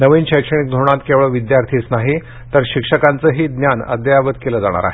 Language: Marathi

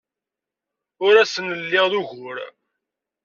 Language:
Kabyle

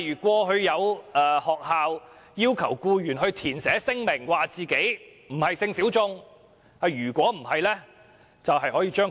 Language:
Cantonese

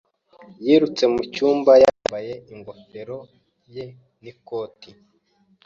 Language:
Kinyarwanda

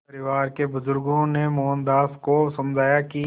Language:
Hindi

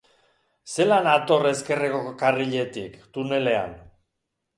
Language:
Basque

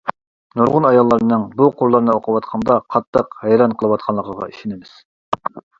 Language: Uyghur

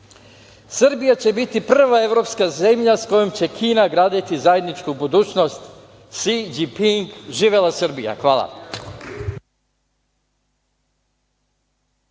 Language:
Serbian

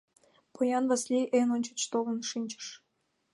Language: Mari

